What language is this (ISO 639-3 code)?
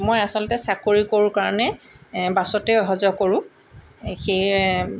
asm